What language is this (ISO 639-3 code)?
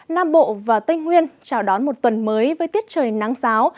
vie